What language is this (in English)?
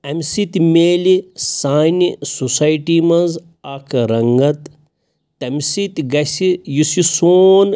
Kashmiri